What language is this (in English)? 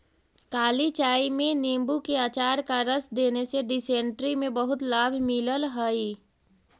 Magahi